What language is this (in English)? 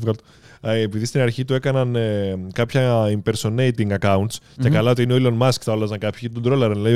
Greek